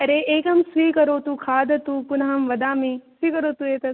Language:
Sanskrit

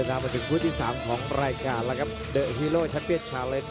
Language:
Thai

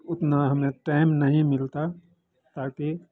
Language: Hindi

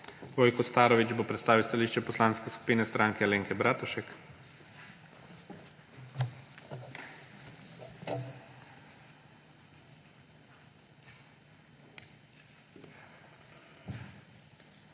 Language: Slovenian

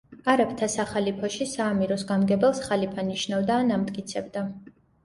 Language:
Georgian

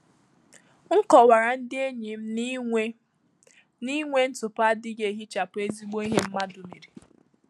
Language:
Igbo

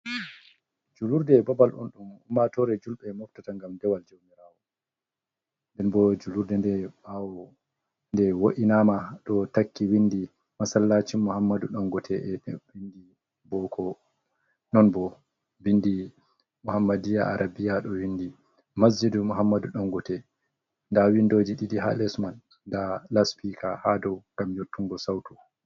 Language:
Fula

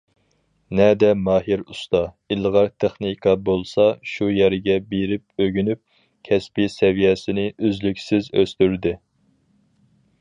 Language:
Uyghur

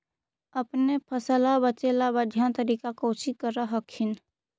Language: Magahi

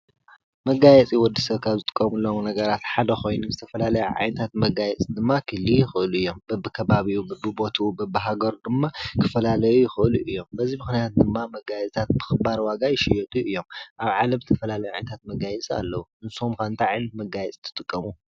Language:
Tigrinya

